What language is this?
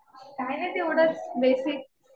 Marathi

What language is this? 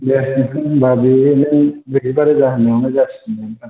Bodo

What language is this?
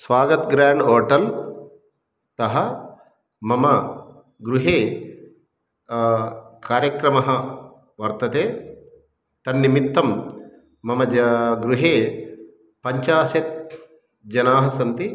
Sanskrit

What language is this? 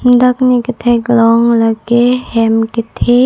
Karbi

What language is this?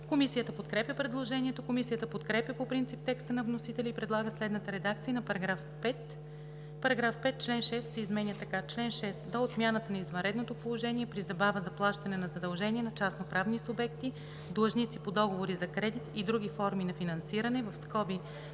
Bulgarian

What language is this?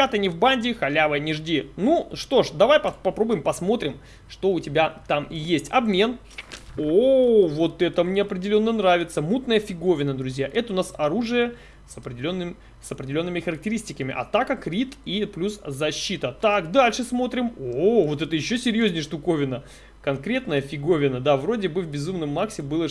Russian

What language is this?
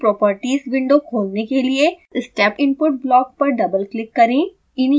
Hindi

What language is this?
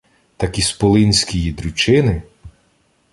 Ukrainian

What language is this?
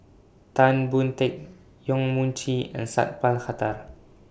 English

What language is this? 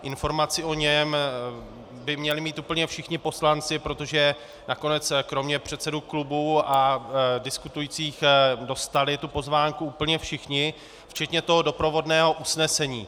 Czech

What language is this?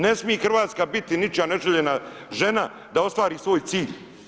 Croatian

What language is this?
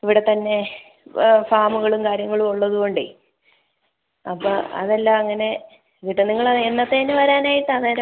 Malayalam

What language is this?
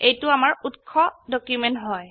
Assamese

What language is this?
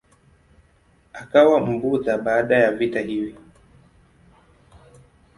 Swahili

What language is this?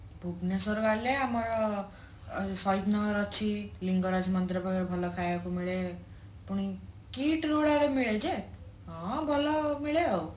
Odia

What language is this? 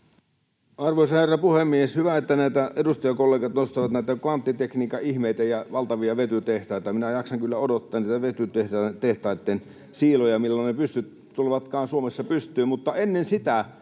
Finnish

